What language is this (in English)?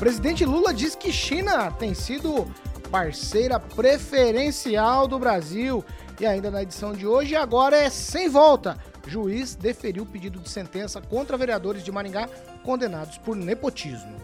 Portuguese